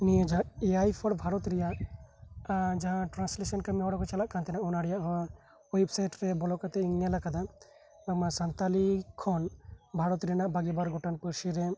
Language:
Santali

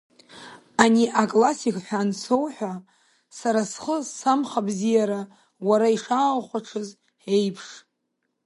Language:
Abkhazian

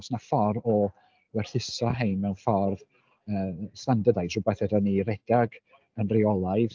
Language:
Welsh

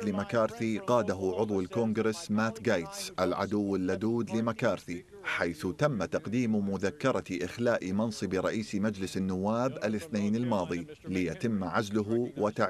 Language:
Arabic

